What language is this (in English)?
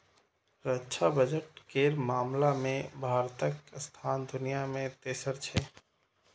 Maithili